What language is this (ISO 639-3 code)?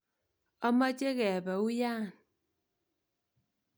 kln